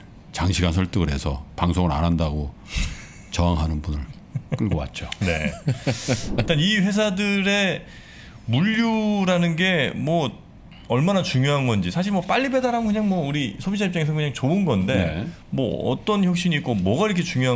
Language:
Korean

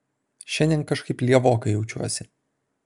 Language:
Lithuanian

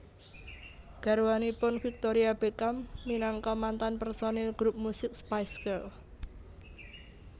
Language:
Javanese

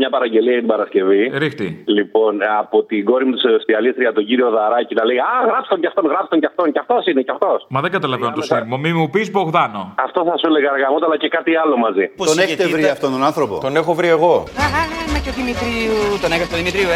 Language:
Greek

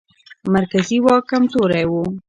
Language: Pashto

